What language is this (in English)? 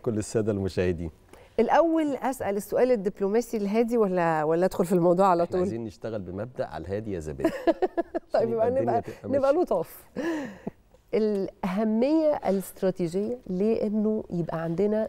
Arabic